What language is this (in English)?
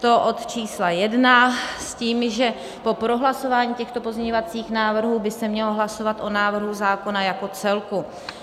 Czech